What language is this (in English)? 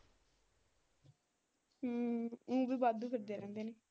Punjabi